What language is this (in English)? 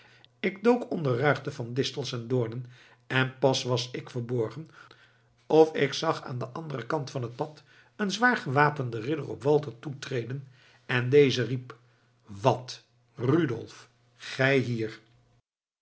Dutch